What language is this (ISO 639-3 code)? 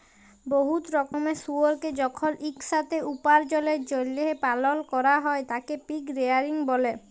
ben